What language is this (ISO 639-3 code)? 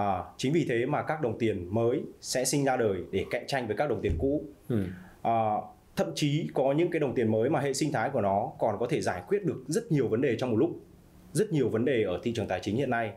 vie